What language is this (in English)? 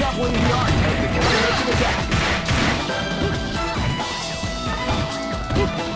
English